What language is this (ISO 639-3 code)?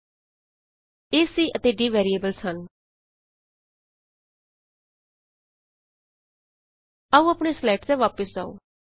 pan